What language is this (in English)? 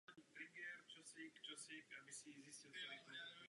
Czech